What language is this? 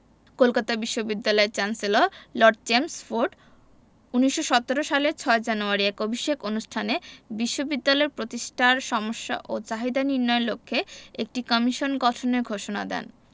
Bangla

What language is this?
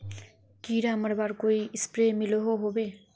Magahi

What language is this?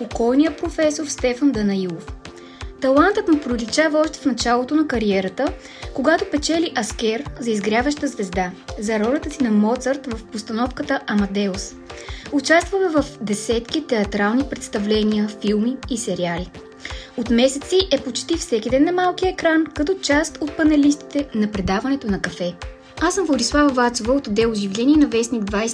Bulgarian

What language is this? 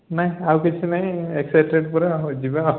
Odia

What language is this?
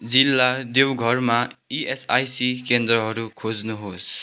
Nepali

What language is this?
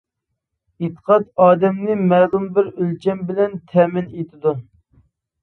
Uyghur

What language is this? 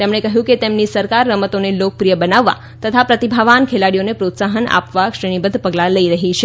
Gujarati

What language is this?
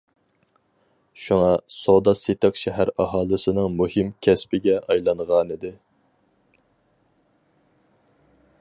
Uyghur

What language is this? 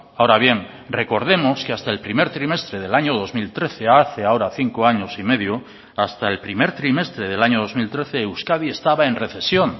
Spanish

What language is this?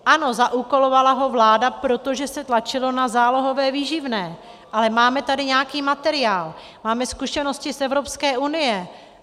Czech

